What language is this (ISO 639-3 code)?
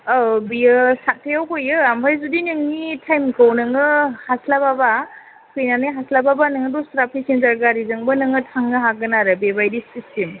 brx